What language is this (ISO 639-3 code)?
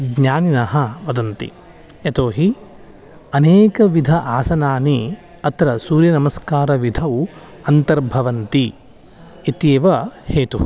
san